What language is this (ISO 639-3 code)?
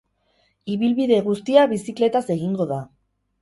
eus